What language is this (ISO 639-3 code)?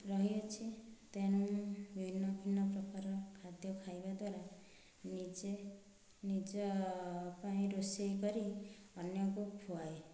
ori